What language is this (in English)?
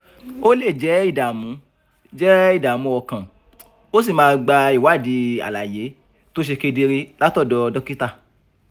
Yoruba